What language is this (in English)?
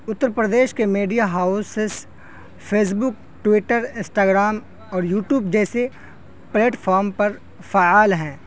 Urdu